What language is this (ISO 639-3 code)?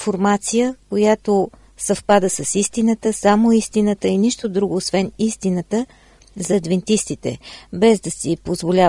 bul